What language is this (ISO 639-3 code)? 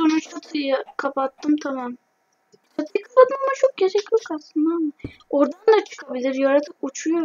tur